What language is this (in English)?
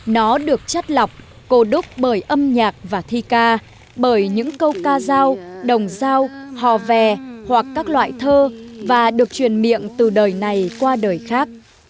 Vietnamese